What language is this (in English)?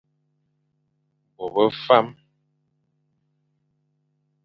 Fang